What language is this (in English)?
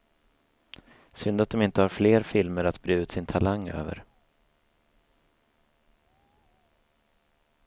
Swedish